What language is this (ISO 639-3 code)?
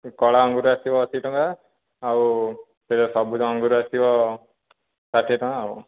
ori